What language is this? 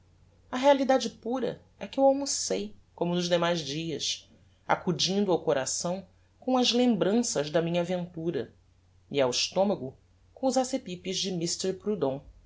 Portuguese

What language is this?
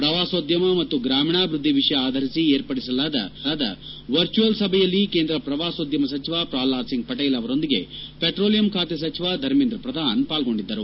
Kannada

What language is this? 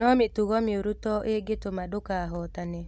Kikuyu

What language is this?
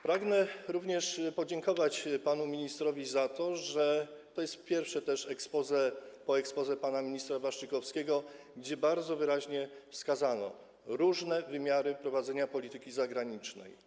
Polish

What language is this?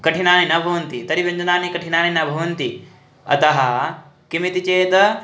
Sanskrit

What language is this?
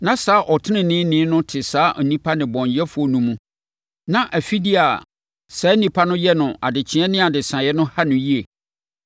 Akan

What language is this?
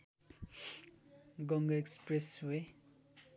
Nepali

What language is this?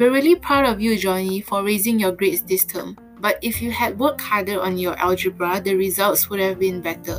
English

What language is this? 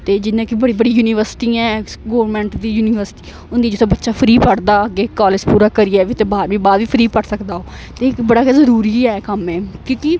Dogri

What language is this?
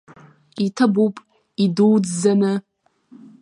Abkhazian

